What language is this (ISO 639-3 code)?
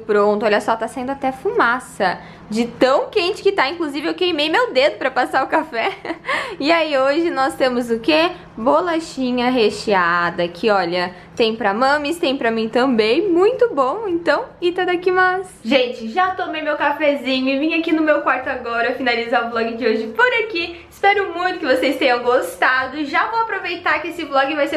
por